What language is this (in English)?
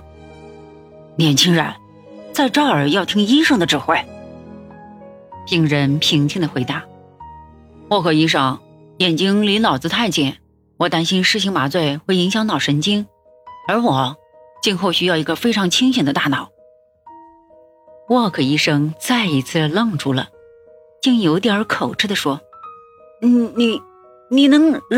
Chinese